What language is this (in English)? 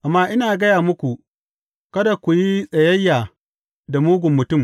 Hausa